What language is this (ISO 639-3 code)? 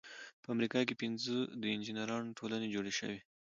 pus